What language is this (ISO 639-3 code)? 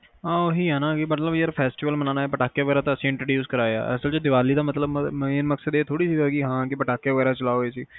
pan